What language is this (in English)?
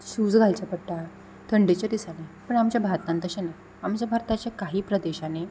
Konkani